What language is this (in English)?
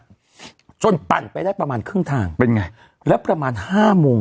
Thai